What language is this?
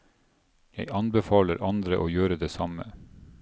Norwegian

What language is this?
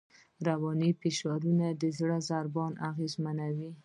Pashto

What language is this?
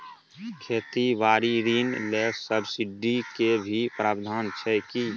Maithili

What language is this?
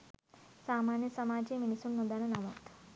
Sinhala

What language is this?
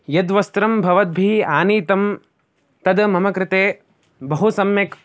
Sanskrit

